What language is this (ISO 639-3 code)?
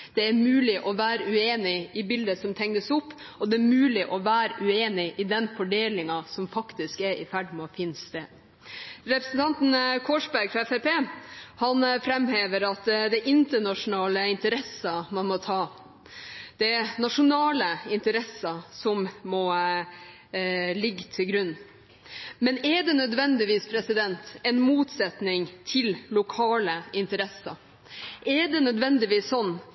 nob